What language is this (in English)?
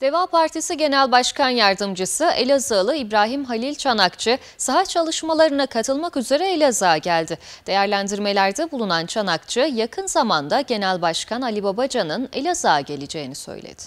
Turkish